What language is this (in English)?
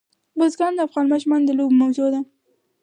Pashto